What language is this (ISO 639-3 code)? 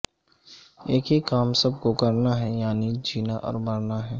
urd